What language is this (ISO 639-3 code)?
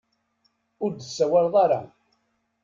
kab